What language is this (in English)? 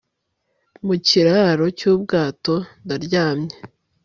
Kinyarwanda